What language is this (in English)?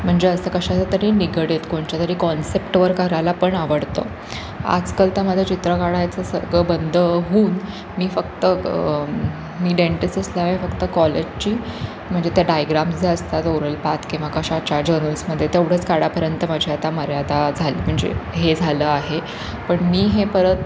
Marathi